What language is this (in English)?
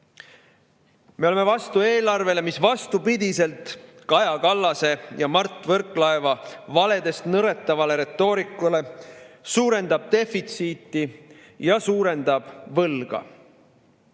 Estonian